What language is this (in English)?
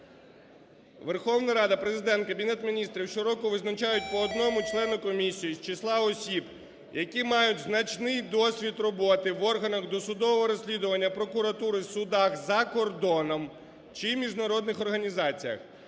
Ukrainian